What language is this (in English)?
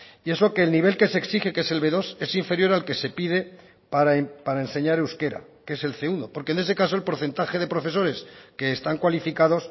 Spanish